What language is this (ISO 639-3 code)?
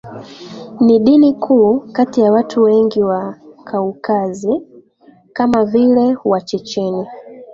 swa